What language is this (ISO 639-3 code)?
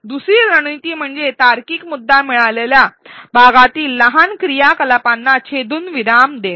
mar